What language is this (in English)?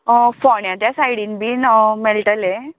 Konkani